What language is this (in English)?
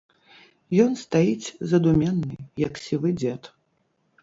Belarusian